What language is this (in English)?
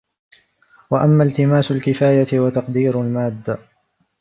Arabic